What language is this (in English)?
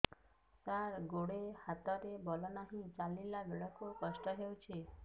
Odia